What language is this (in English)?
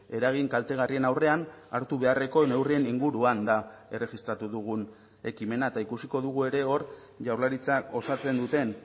Basque